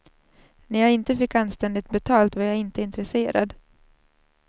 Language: Swedish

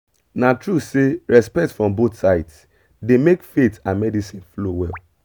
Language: Nigerian Pidgin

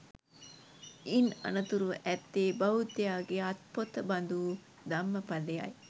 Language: Sinhala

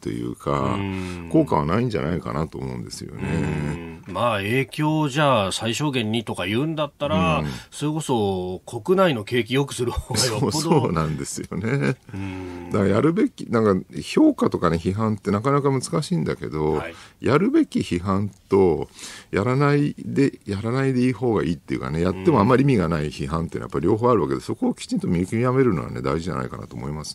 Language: Japanese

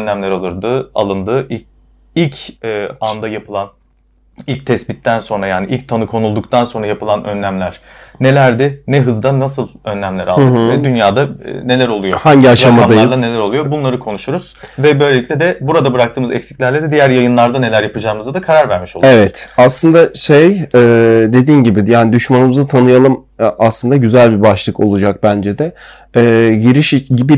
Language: Turkish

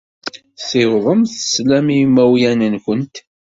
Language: Kabyle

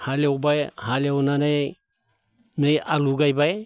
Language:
Bodo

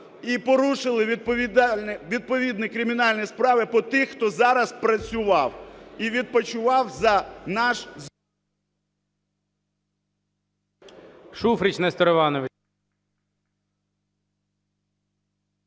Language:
Ukrainian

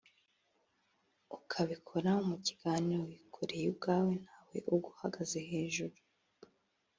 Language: Kinyarwanda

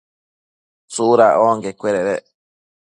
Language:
Matsés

